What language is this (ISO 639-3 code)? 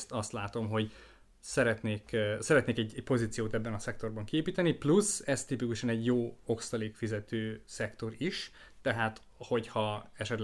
hun